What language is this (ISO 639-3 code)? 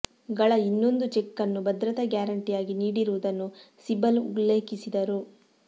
kan